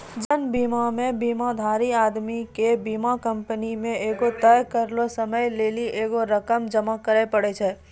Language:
Maithili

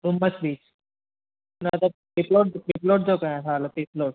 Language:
Sindhi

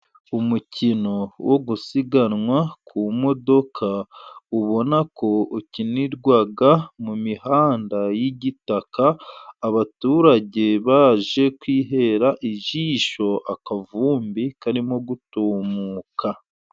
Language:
Kinyarwanda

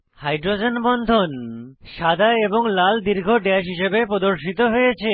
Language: Bangla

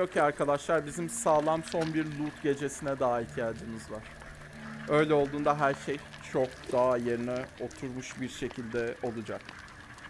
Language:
Turkish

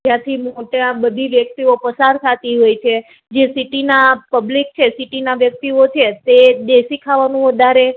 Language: Gujarati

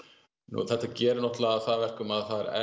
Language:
Icelandic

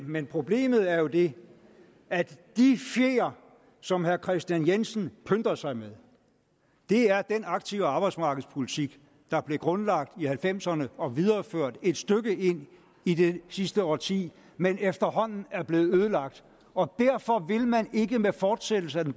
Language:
Danish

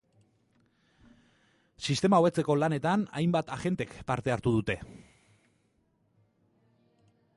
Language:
Basque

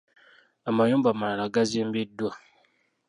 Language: Ganda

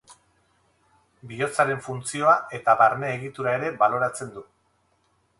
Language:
Basque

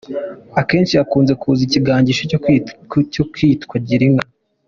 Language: Kinyarwanda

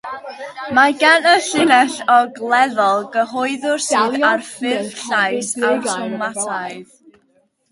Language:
Welsh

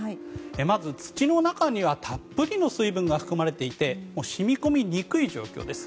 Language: Japanese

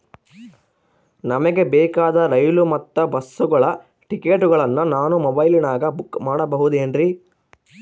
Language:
Kannada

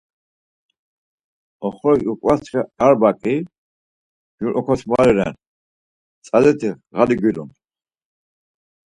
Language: Laz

